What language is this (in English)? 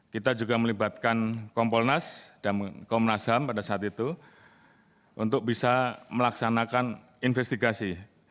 Indonesian